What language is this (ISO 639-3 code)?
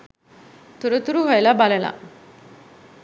sin